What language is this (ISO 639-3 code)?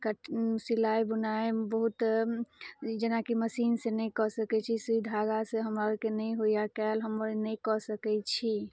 mai